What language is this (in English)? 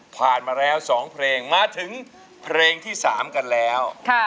Thai